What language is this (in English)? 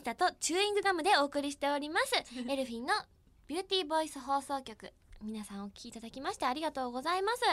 Japanese